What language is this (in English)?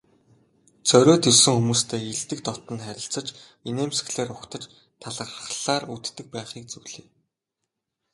Mongolian